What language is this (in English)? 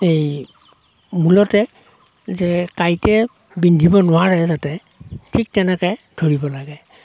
Assamese